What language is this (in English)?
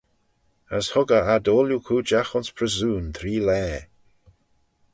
Manx